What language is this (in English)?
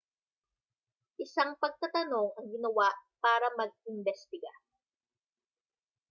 Filipino